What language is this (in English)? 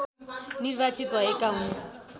Nepali